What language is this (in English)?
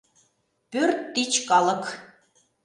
Mari